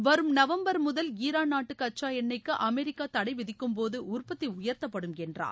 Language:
Tamil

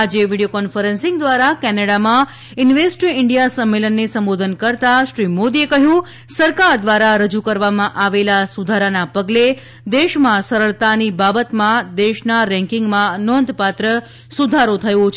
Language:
Gujarati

